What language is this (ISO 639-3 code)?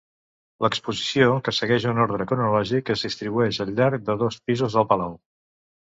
cat